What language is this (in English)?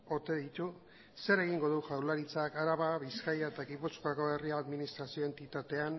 Basque